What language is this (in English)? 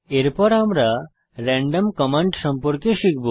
Bangla